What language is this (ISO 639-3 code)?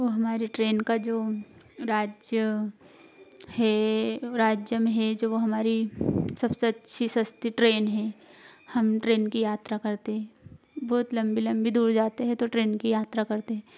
hin